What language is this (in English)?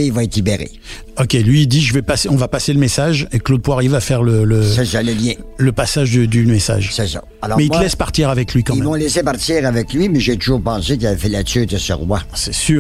French